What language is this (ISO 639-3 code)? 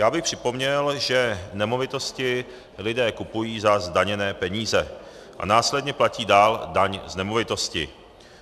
ces